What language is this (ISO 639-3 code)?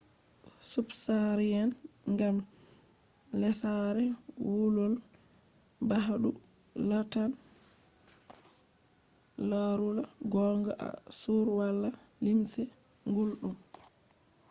ful